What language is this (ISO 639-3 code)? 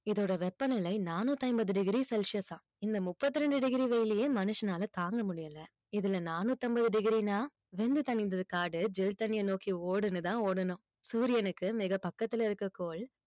tam